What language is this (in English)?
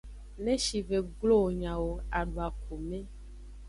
Aja (Benin)